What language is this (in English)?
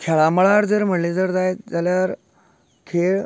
Konkani